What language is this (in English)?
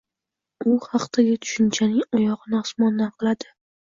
Uzbek